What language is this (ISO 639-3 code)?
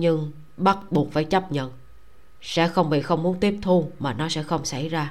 vie